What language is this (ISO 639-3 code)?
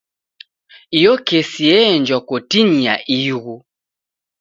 dav